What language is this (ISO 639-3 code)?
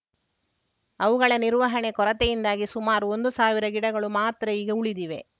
kan